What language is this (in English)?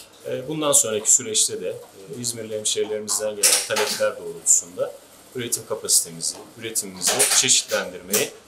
Turkish